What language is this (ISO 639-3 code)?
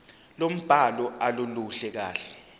zul